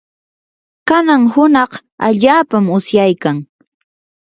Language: Yanahuanca Pasco Quechua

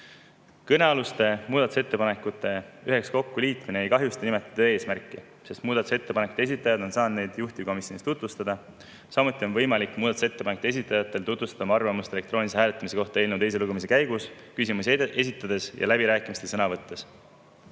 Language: Estonian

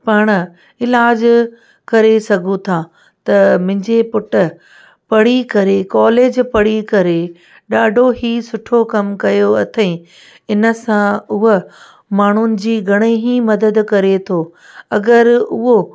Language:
Sindhi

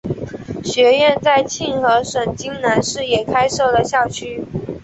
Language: Chinese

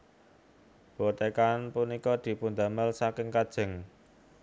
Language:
Javanese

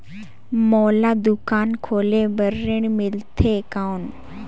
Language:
Chhattisgarhi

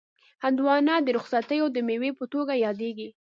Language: Pashto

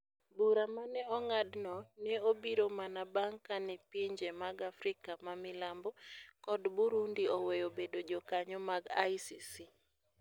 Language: Luo (Kenya and Tanzania)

